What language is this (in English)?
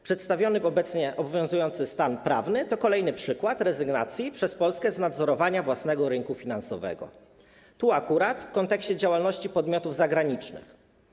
Polish